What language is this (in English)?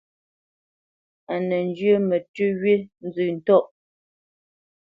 Bamenyam